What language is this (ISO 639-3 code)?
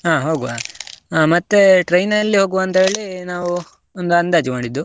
kan